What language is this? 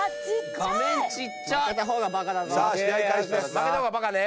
Japanese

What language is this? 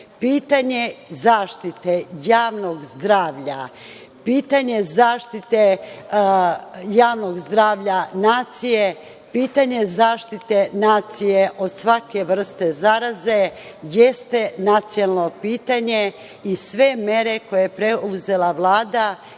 Serbian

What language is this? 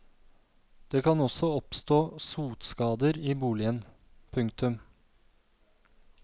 Norwegian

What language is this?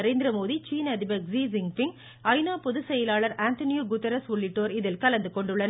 Tamil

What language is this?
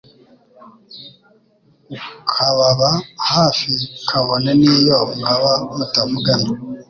Kinyarwanda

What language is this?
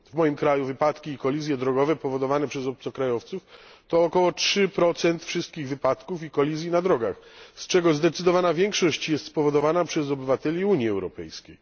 Polish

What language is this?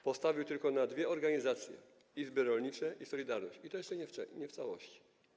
Polish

